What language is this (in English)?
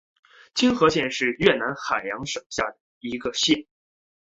Chinese